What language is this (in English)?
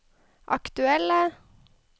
Norwegian